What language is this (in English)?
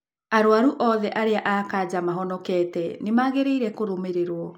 Kikuyu